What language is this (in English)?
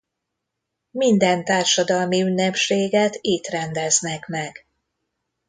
Hungarian